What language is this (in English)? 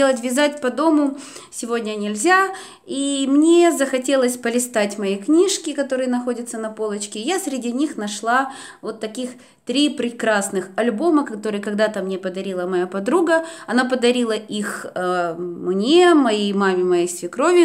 Russian